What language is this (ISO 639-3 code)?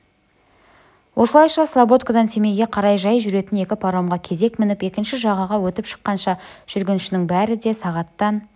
kaz